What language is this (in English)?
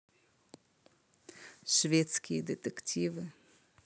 Russian